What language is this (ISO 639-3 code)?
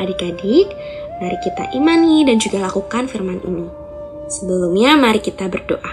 ind